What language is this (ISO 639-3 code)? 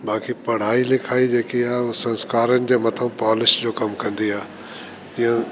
snd